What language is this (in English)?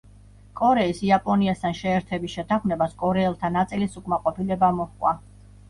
Georgian